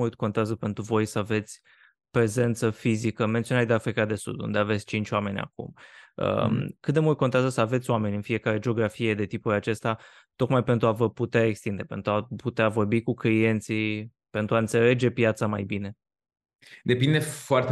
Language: Romanian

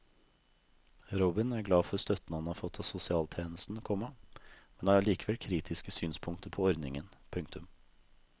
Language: Norwegian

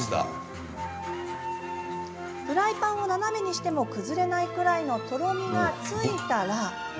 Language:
Japanese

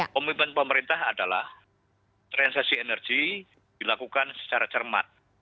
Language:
Indonesian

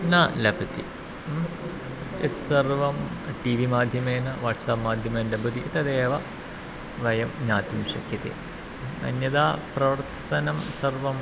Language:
Sanskrit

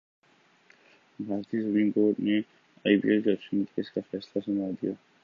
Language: Urdu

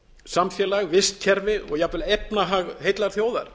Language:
Icelandic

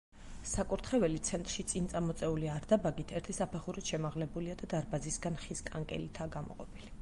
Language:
Georgian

